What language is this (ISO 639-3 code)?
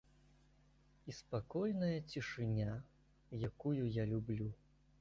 bel